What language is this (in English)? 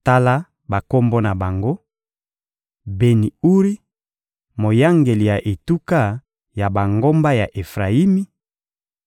Lingala